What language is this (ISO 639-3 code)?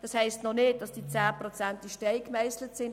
gsw